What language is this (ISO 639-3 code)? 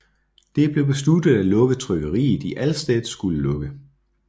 dan